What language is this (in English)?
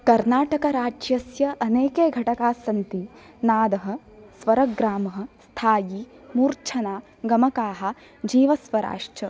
Sanskrit